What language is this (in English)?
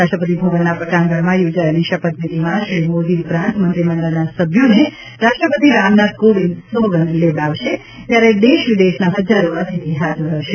Gujarati